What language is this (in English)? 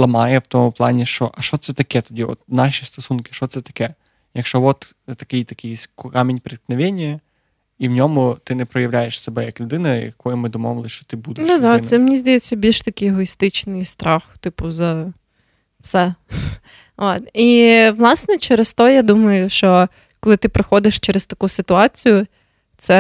Ukrainian